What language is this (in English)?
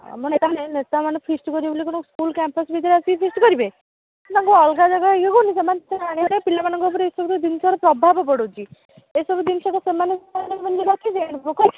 Odia